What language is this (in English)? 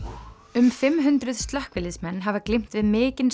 Icelandic